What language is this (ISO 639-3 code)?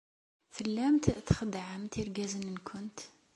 kab